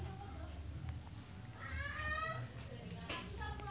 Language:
Sundanese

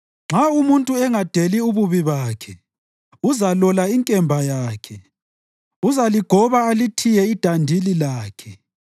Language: North Ndebele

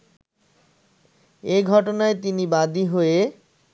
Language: Bangla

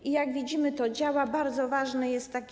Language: Polish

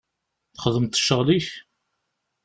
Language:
Kabyle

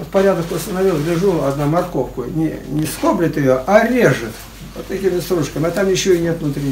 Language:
Russian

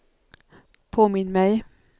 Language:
Swedish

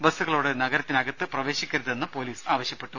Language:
Malayalam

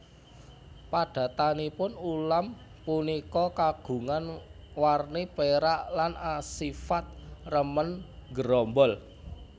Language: Javanese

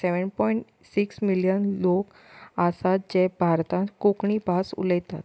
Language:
Konkani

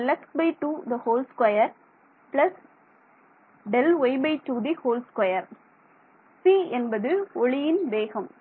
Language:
Tamil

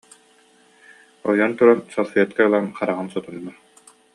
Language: Yakut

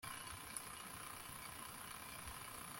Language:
Kinyarwanda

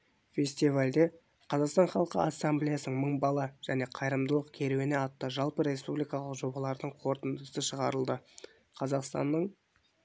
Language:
Kazakh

